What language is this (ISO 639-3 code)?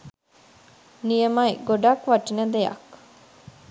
sin